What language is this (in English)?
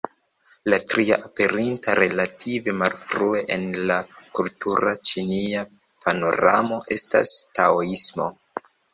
Esperanto